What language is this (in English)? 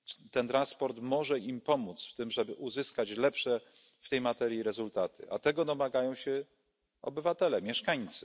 Polish